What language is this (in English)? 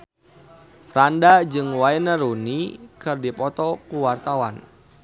Sundanese